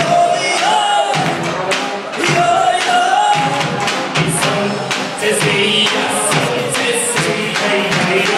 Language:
Romanian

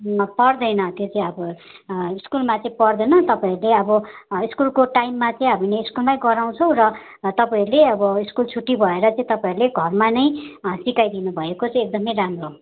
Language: Nepali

